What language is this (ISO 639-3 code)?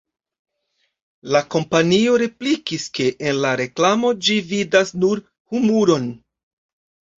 epo